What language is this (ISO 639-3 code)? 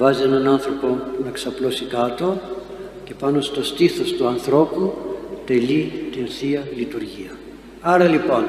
ell